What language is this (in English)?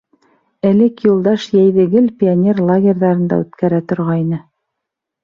Bashkir